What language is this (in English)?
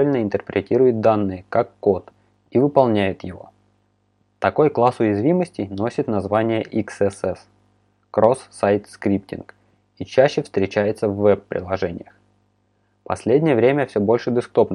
Russian